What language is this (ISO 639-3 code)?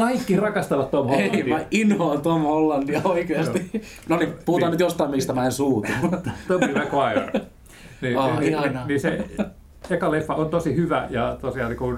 fin